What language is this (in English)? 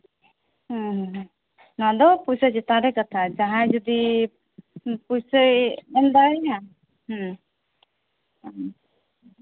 Santali